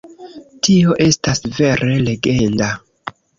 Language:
Esperanto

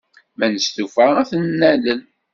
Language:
Kabyle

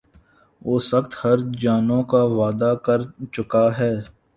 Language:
Urdu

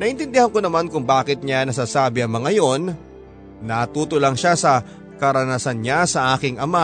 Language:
Filipino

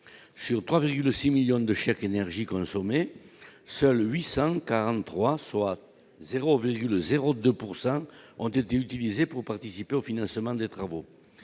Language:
French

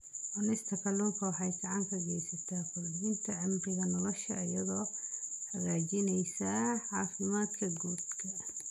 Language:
Somali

